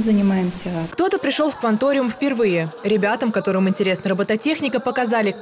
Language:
Russian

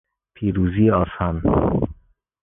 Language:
Persian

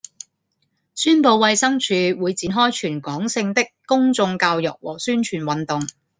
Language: Cantonese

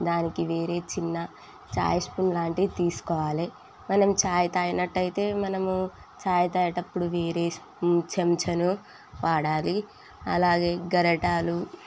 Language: Telugu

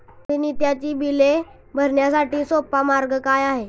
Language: Marathi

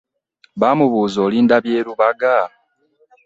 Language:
Ganda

